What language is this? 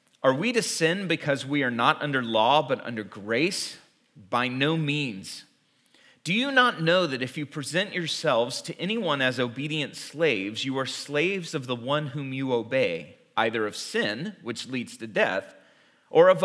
English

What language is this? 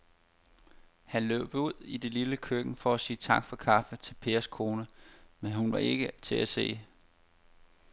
Danish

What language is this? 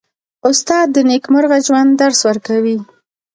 Pashto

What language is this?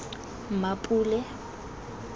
Tswana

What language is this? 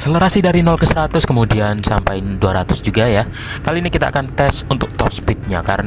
Indonesian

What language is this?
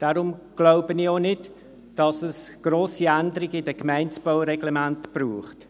Swiss German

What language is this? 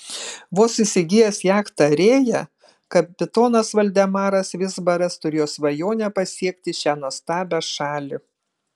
Lithuanian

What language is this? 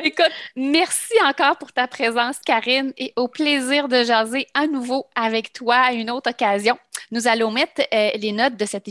French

